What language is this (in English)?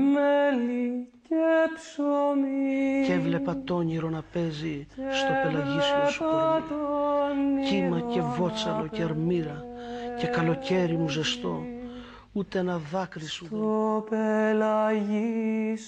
Greek